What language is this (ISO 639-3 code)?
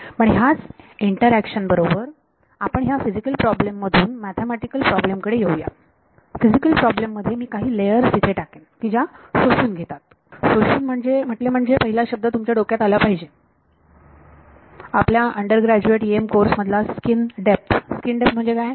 mar